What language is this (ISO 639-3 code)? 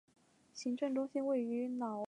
zho